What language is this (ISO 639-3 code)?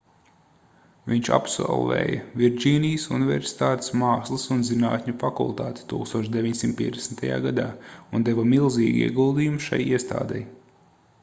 lav